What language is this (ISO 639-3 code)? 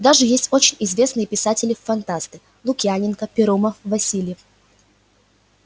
rus